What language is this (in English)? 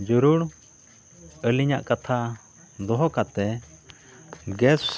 Santali